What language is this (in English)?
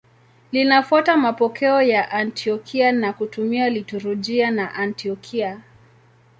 Swahili